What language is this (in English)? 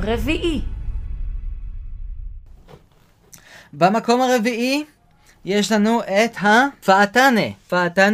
Hebrew